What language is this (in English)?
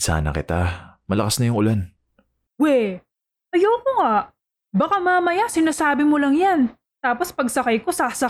Filipino